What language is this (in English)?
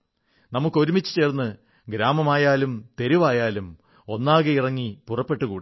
Malayalam